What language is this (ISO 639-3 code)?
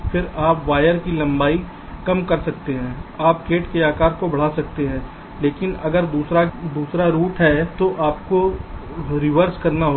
hin